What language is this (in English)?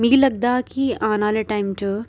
Dogri